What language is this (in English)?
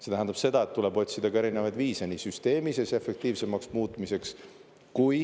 Estonian